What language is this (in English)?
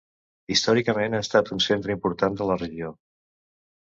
Catalan